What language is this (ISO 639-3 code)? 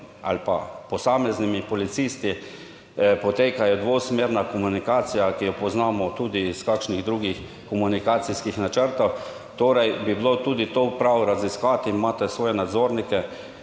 slv